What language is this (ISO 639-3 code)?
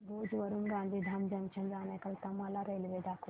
mar